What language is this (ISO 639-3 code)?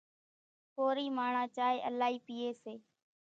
gjk